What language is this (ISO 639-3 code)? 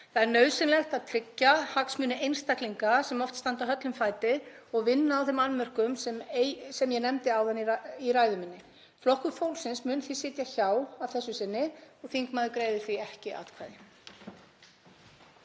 isl